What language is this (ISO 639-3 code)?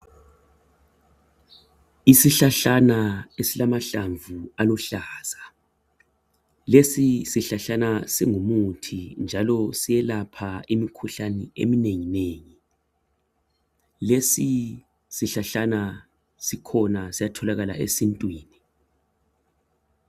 nde